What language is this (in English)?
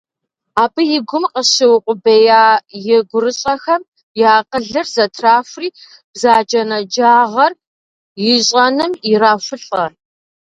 Kabardian